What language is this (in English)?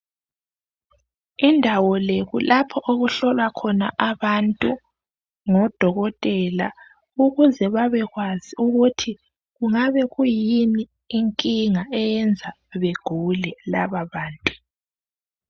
North Ndebele